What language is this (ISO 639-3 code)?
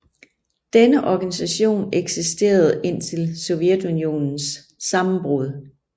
dan